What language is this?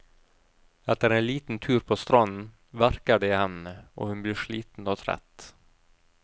Norwegian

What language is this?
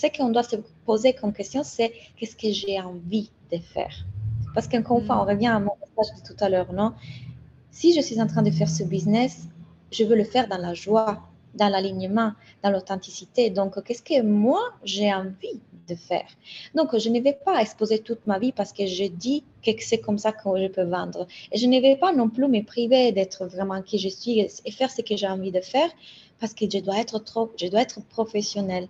French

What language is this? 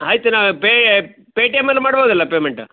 Kannada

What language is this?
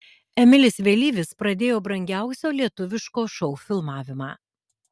Lithuanian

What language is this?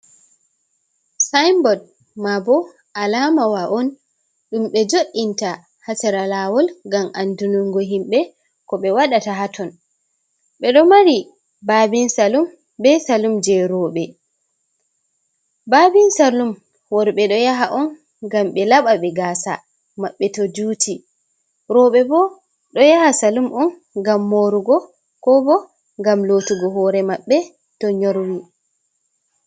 Fula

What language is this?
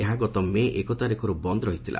Odia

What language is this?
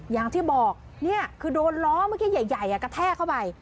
Thai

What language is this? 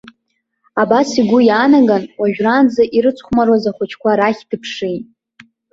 Abkhazian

